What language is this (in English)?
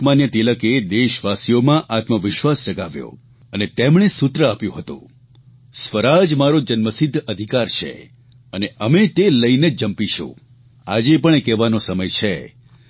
Gujarati